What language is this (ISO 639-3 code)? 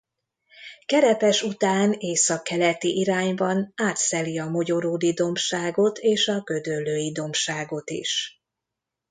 hun